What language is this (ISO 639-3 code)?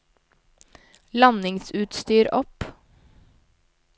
nor